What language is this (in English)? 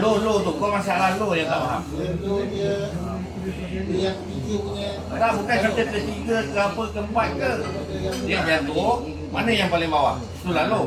Malay